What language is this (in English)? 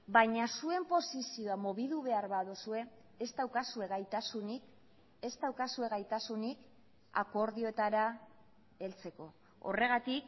Basque